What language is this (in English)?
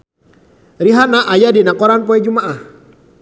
Sundanese